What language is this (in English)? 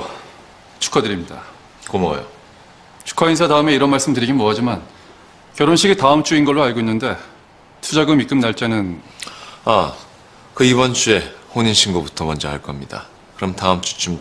Korean